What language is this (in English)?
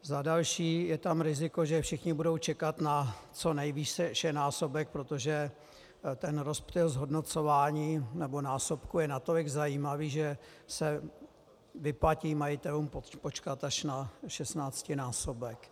Czech